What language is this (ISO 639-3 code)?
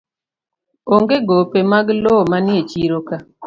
luo